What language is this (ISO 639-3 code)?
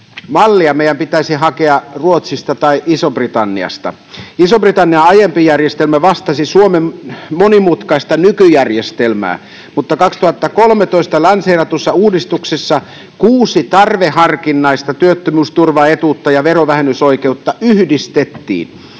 fin